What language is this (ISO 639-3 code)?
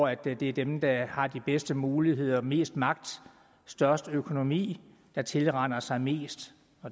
dan